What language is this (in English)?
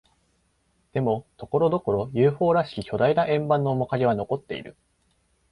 Japanese